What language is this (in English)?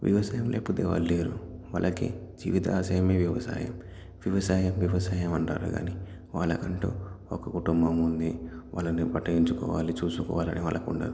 Telugu